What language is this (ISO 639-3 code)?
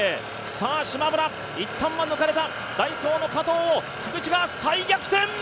jpn